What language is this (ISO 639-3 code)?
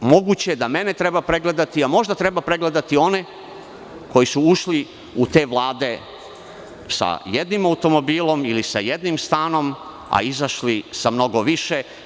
srp